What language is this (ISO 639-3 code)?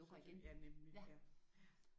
dan